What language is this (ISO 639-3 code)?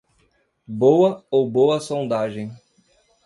por